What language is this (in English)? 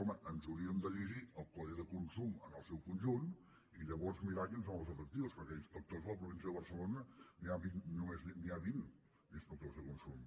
Catalan